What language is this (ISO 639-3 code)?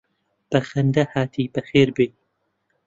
ckb